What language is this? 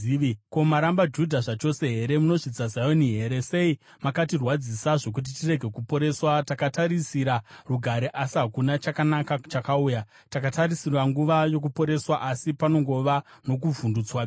Shona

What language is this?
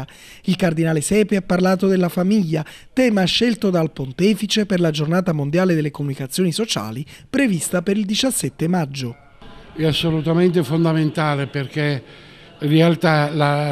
Italian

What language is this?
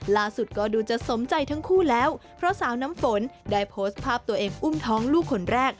Thai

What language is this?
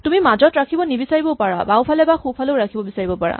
Assamese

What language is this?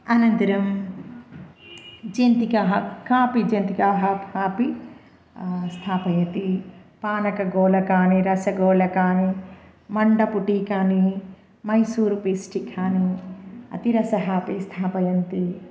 Sanskrit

